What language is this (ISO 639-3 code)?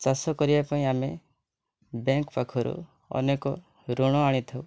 ori